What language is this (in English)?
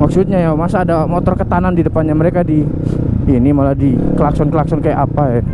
Indonesian